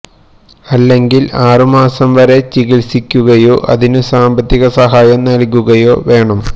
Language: Malayalam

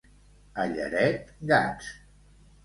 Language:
Catalan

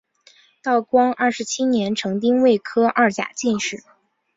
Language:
Chinese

